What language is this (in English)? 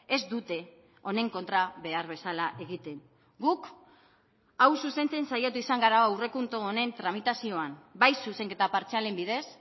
Basque